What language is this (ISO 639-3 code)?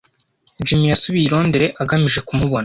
kin